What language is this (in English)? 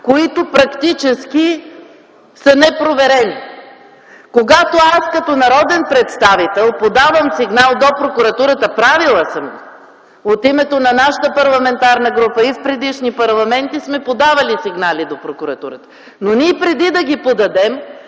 Bulgarian